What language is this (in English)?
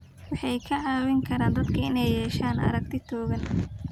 Somali